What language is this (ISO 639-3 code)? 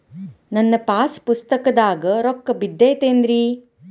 kan